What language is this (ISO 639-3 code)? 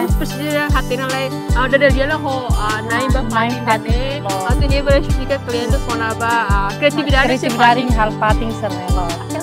ind